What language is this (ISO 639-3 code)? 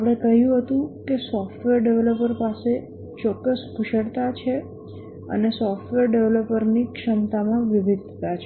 guj